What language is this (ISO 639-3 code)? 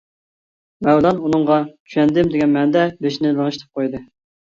uig